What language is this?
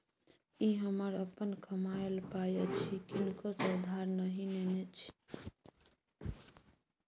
Maithili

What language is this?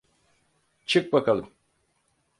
Turkish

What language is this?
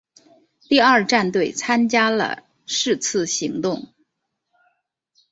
Chinese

